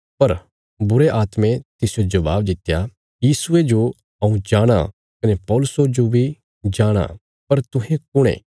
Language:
Bilaspuri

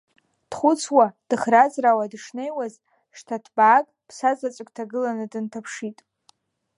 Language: Abkhazian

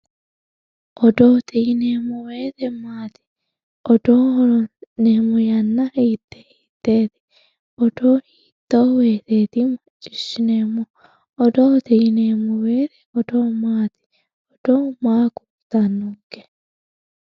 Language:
Sidamo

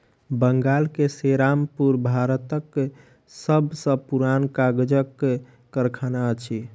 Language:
Maithili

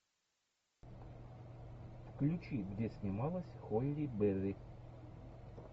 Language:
Russian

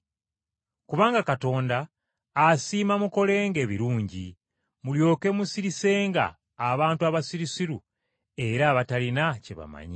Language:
Ganda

